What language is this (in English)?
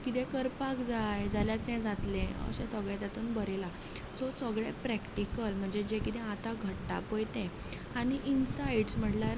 Konkani